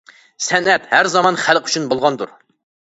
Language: Uyghur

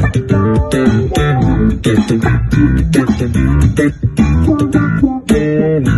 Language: Portuguese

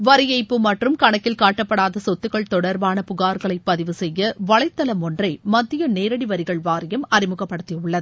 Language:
Tamil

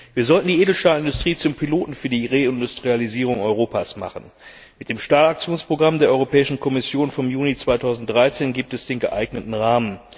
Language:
German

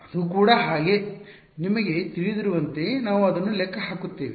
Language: Kannada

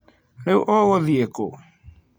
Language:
Kikuyu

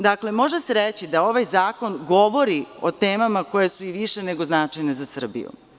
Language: Serbian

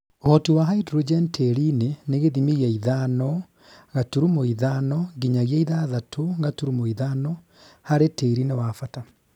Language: Kikuyu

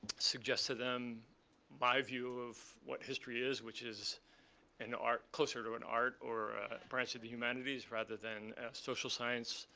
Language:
English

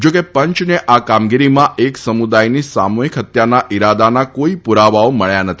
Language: Gujarati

